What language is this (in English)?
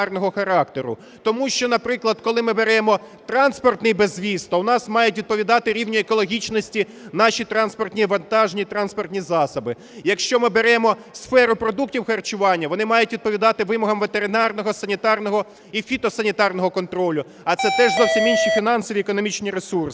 Ukrainian